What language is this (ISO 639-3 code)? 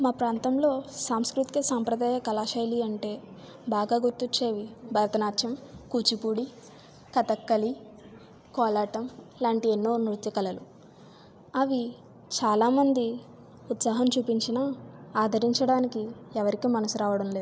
tel